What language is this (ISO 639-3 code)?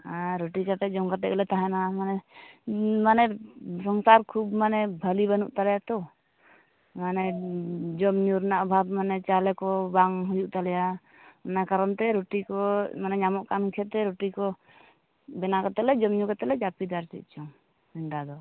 sat